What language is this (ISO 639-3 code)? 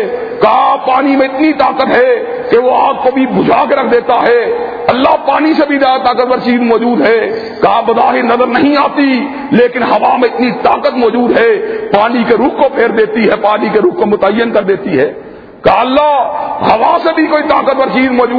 urd